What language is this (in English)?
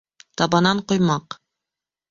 Bashkir